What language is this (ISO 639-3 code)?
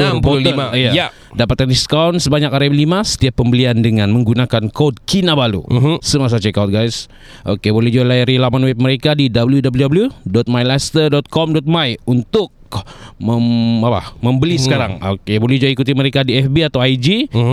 msa